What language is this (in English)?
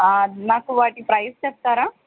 Telugu